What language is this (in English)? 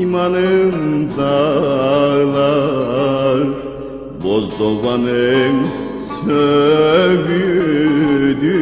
Turkish